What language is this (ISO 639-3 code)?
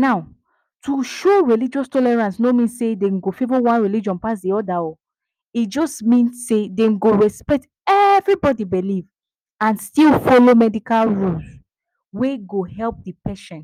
pcm